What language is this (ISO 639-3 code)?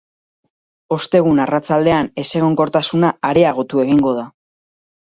eus